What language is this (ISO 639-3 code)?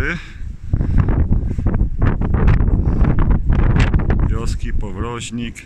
pol